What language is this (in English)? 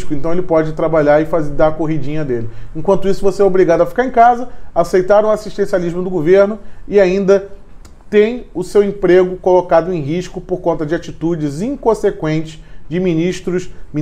Portuguese